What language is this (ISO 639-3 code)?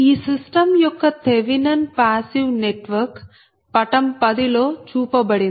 tel